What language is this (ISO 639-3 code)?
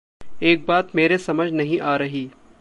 hin